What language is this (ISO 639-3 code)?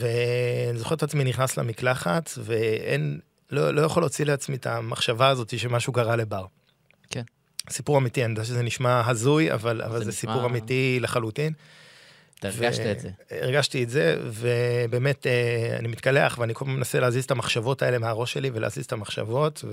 heb